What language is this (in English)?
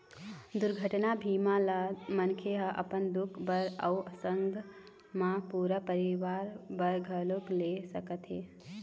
Chhattisgarhi